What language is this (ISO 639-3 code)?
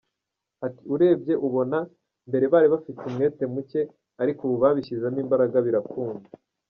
kin